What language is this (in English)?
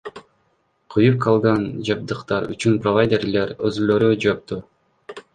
Kyrgyz